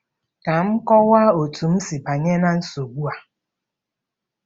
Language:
Igbo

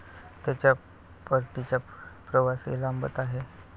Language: Marathi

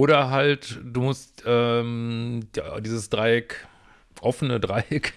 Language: German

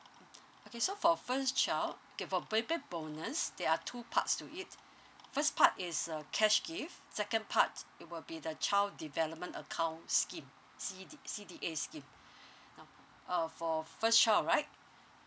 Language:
English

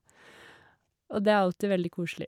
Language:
Norwegian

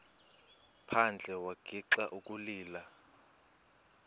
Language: Xhosa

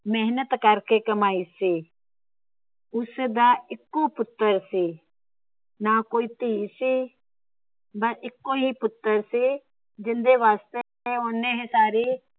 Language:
Punjabi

